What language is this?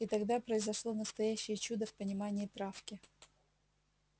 Russian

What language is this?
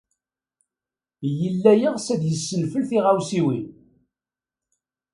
Kabyle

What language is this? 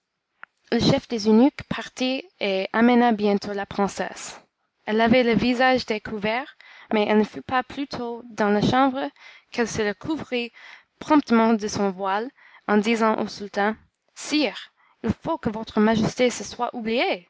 French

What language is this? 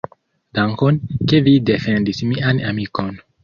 Esperanto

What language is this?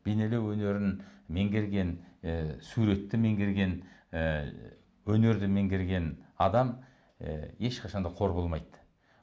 Kazakh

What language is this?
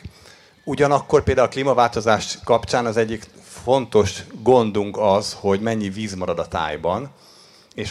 Hungarian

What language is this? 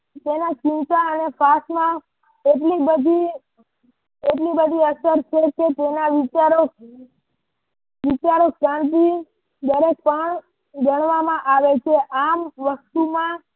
Gujarati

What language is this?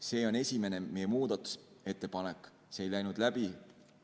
Estonian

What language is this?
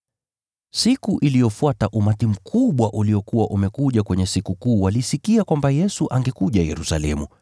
Swahili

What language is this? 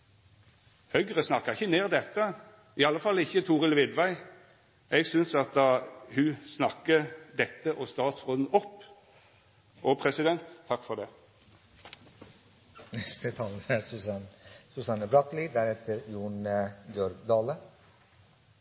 Norwegian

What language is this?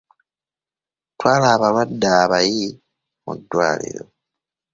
Ganda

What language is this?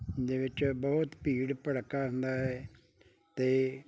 Punjabi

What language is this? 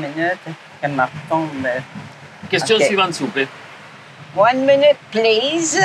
French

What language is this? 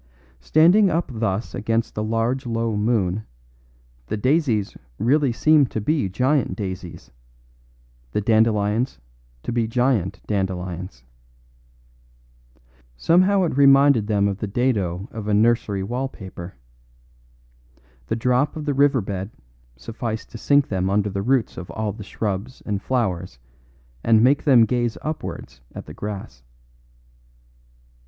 English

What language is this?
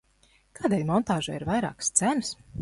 Latvian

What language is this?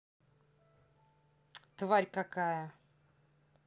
Russian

